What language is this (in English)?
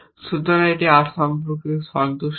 Bangla